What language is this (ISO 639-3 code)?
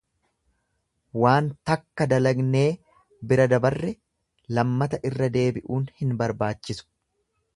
orm